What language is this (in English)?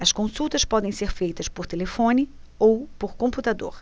Portuguese